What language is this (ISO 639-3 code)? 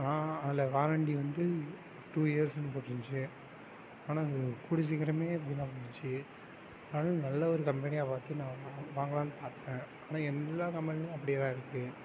tam